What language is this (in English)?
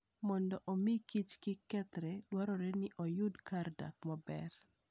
Luo (Kenya and Tanzania)